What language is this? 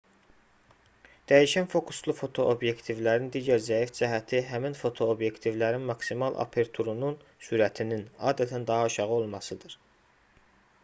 Azerbaijani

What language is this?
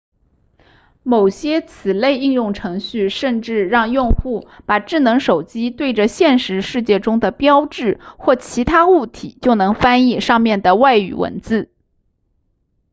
Chinese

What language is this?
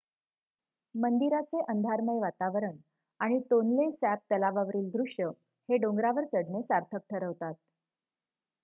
Marathi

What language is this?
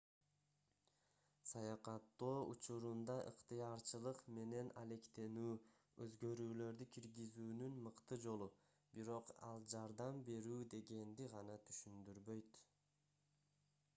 Kyrgyz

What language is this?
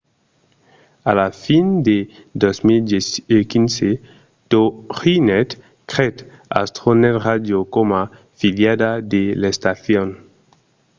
Occitan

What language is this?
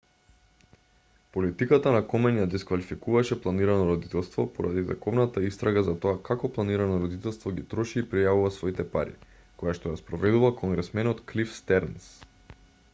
Macedonian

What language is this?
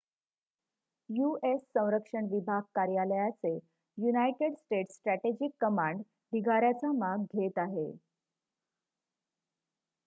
Marathi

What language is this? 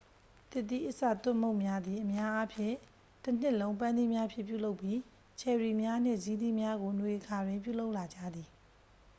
Burmese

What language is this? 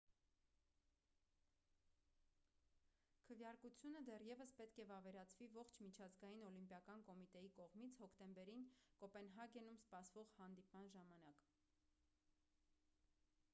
Armenian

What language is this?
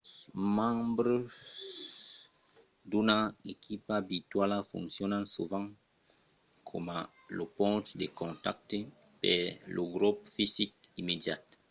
Occitan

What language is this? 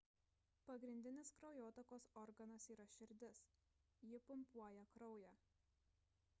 Lithuanian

